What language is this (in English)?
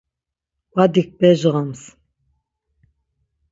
Laz